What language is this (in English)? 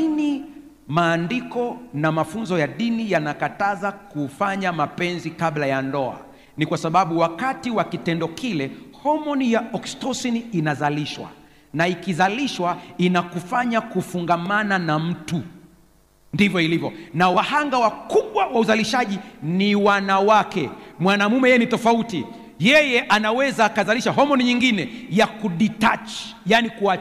Swahili